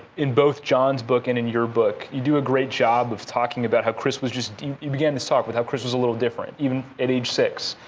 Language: English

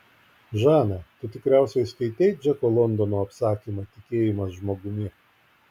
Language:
Lithuanian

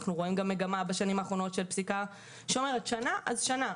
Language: Hebrew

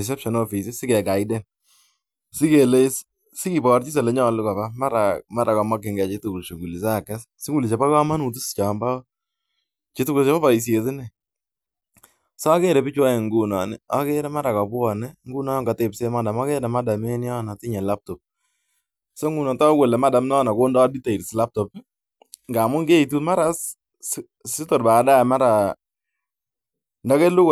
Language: Kalenjin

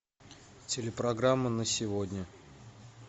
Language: Russian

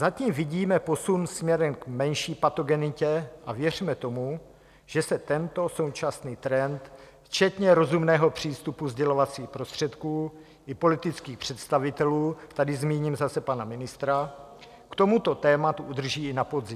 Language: Czech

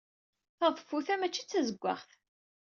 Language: Kabyle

